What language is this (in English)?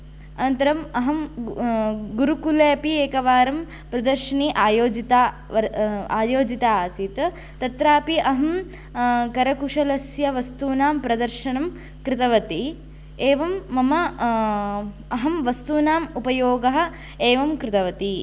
Sanskrit